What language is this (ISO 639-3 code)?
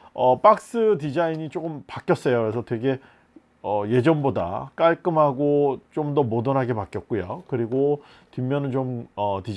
kor